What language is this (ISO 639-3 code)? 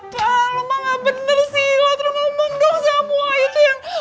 ind